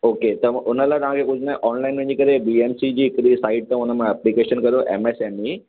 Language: Sindhi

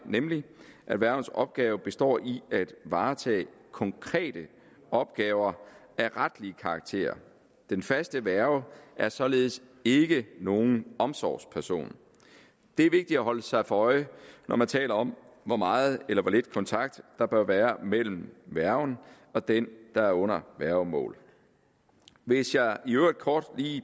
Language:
Danish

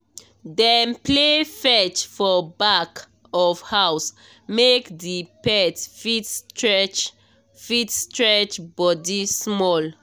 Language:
Nigerian Pidgin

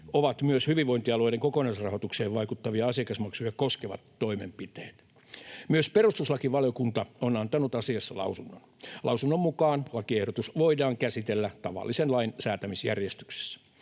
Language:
Finnish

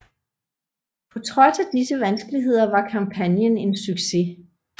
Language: Danish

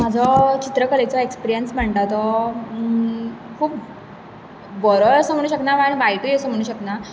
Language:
Konkani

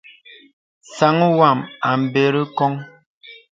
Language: Bebele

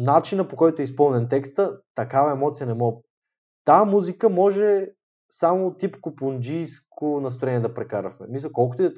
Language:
Bulgarian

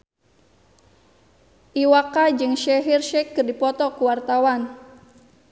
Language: Sundanese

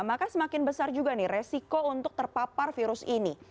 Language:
Indonesian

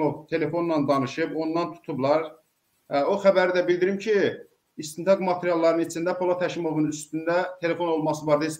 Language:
Turkish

